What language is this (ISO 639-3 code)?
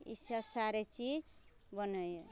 mai